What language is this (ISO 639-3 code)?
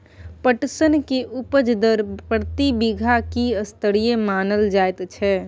mai